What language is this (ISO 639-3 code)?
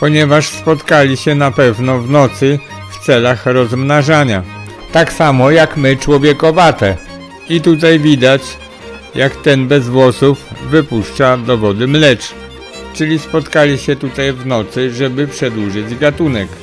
pol